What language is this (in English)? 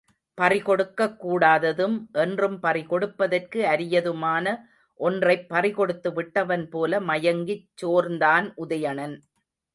Tamil